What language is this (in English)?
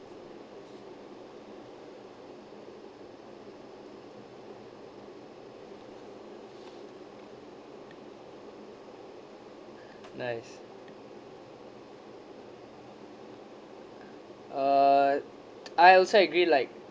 English